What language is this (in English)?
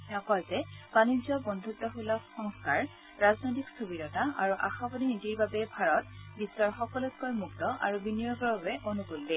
Assamese